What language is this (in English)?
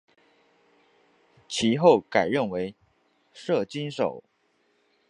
Chinese